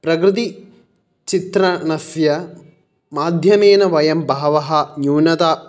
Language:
Sanskrit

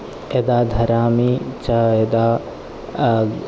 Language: Sanskrit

